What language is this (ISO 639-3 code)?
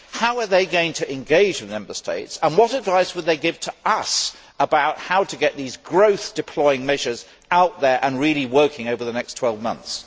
eng